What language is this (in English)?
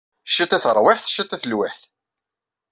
Kabyle